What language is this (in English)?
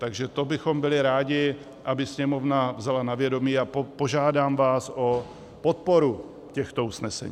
Czech